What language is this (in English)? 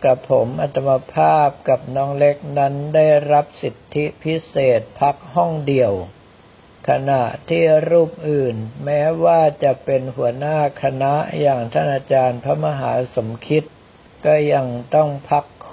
Thai